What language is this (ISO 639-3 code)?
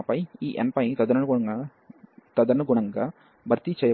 tel